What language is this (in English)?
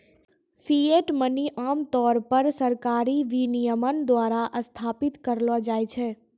Maithili